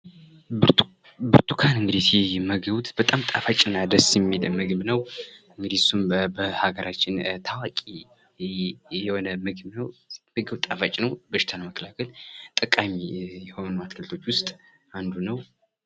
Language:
Amharic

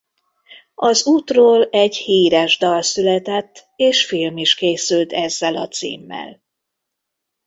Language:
Hungarian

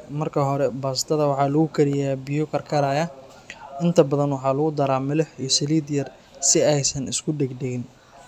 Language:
Somali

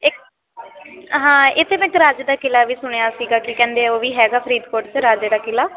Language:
Punjabi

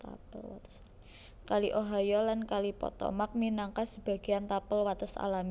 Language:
Javanese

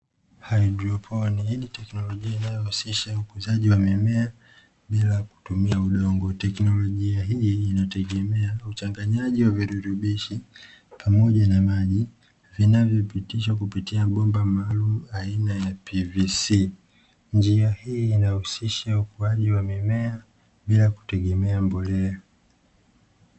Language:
Swahili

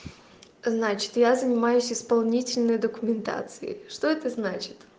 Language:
Russian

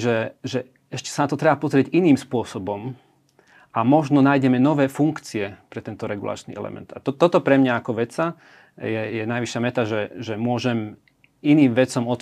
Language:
Slovak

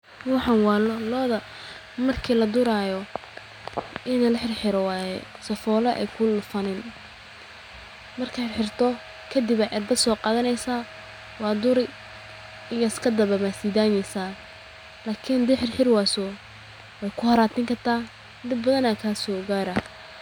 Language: Somali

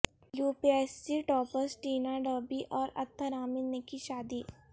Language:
Urdu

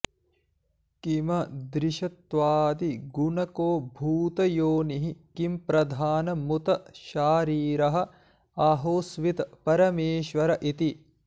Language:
Sanskrit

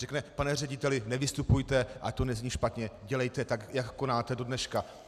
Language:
Czech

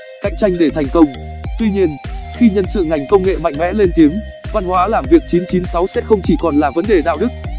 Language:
Vietnamese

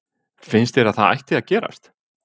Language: Icelandic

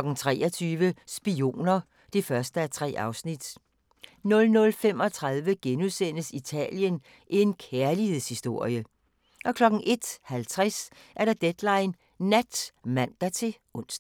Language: Danish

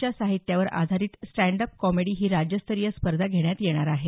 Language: Marathi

